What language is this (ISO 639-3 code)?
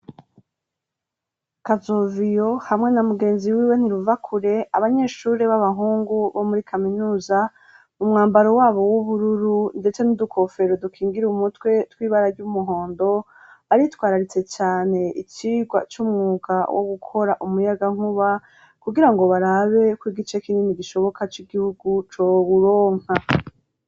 run